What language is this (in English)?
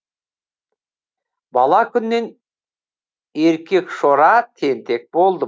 Kazakh